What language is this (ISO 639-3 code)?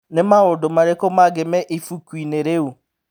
kik